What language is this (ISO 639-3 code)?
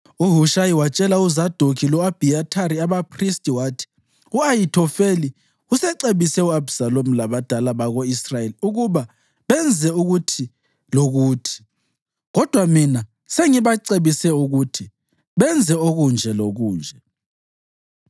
nde